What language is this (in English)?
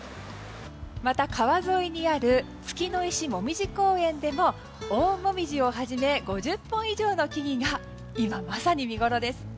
Japanese